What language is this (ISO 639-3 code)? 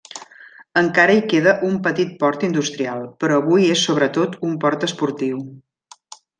cat